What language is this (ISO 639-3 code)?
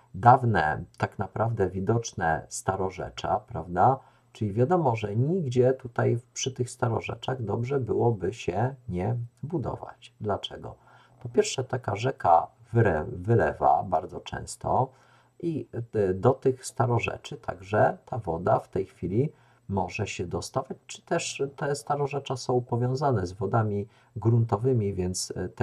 pol